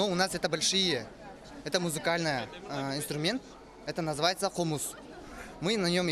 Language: Russian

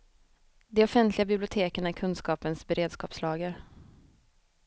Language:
Swedish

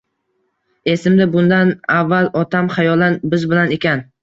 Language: Uzbek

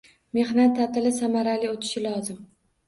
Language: Uzbek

